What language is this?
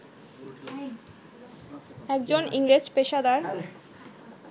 Bangla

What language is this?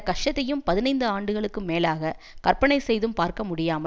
Tamil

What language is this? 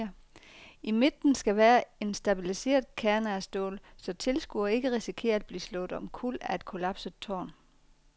Danish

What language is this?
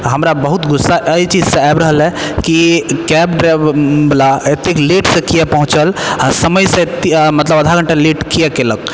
Maithili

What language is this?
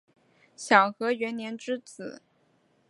Chinese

